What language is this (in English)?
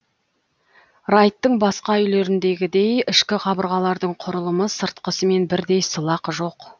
Kazakh